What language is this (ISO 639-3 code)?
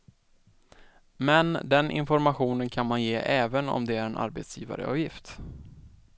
swe